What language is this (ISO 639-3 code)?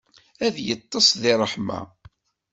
kab